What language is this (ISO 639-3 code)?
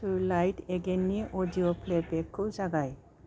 brx